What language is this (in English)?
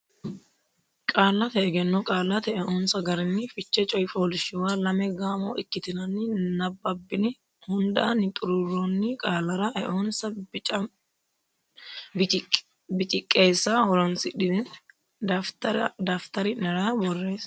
Sidamo